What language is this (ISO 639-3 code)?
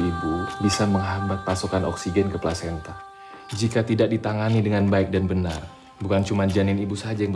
ind